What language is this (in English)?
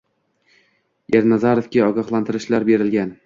Uzbek